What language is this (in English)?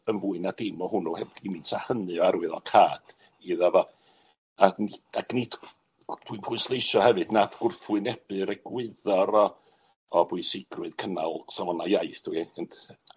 Welsh